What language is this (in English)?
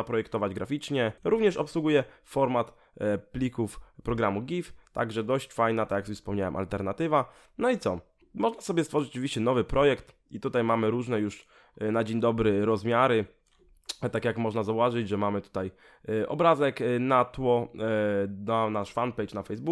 Polish